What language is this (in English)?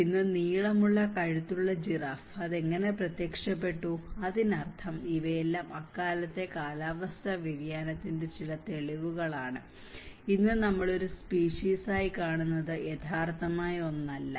Malayalam